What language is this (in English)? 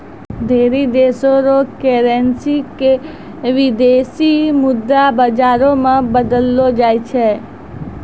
Maithili